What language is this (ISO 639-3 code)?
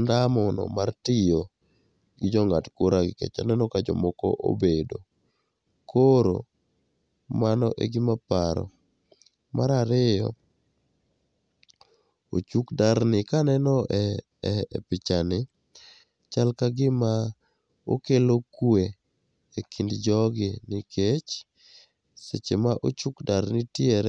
luo